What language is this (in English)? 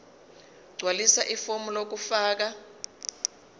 Zulu